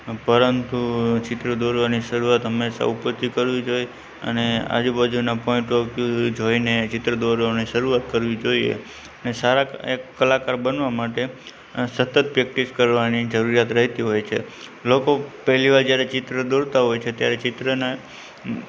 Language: Gujarati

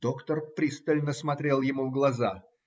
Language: Russian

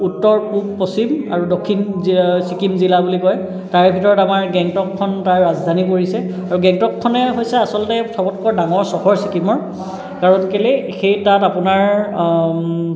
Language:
Assamese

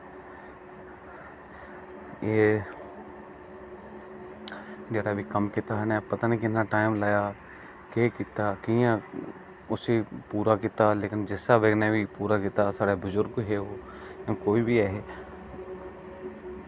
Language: Dogri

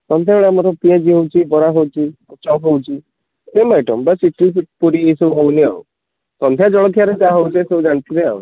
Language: Odia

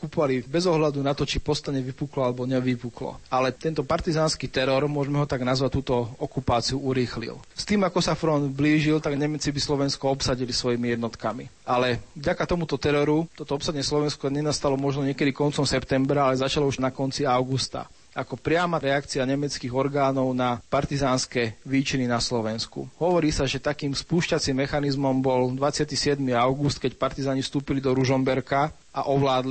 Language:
Slovak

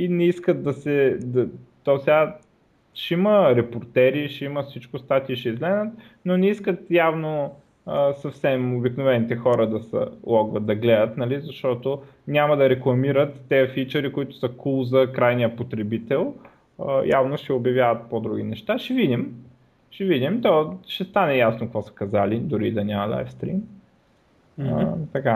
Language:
Bulgarian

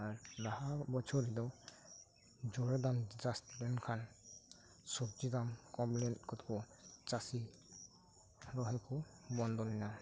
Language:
Santali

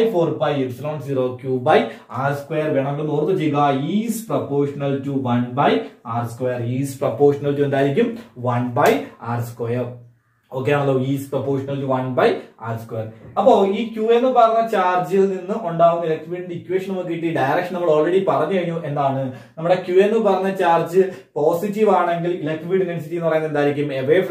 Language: Turkish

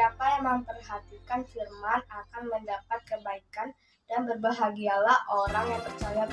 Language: Indonesian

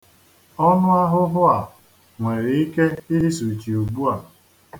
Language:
Igbo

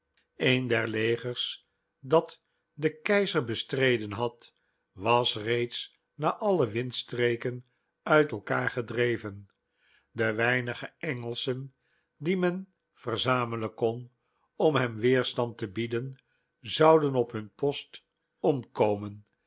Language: Dutch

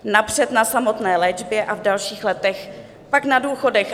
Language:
Czech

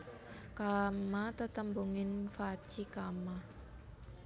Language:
Javanese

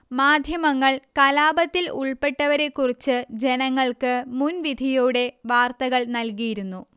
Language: Malayalam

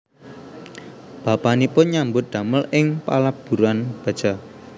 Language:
Javanese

